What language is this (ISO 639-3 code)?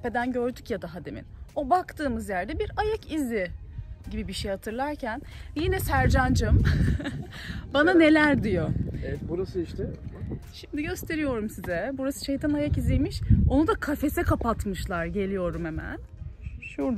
tur